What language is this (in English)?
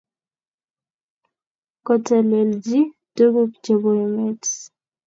Kalenjin